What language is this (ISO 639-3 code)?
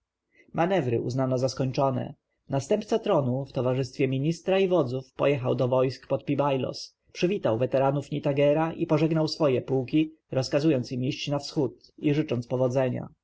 pol